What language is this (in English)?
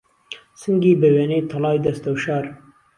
Central Kurdish